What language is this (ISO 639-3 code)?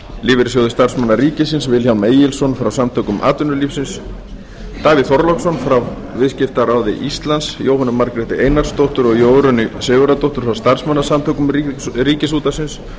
isl